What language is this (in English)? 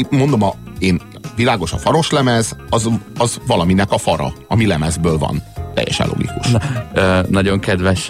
Hungarian